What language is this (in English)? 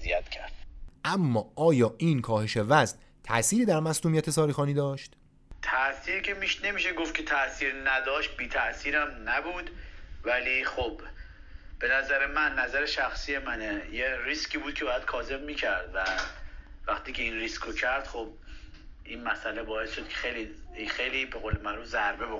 Persian